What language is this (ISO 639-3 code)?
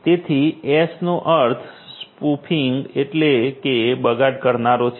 guj